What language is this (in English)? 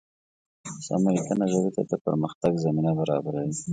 Pashto